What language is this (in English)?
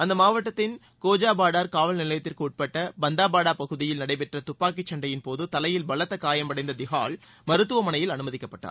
Tamil